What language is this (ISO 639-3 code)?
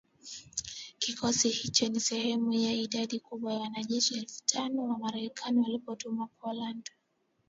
swa